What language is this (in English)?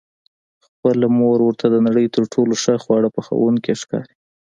Pashto